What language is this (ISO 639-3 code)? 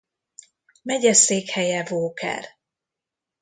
hun